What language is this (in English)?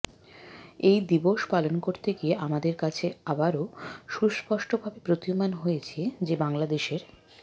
Bangla